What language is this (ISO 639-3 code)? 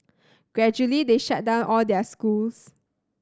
eng